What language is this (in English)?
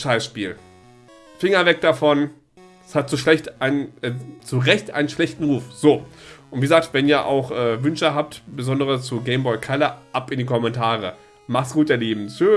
German